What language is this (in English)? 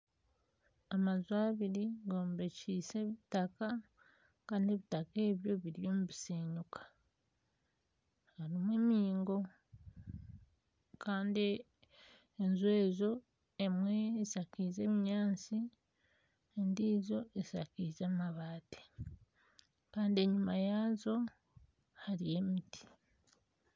Nyankole